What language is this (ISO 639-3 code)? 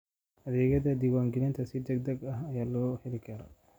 som